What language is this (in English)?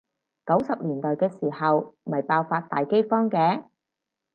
Cantonese